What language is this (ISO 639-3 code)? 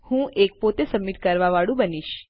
guj